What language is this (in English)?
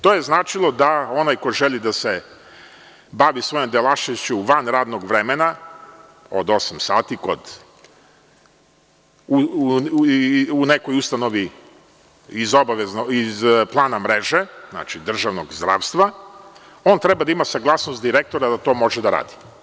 Serbian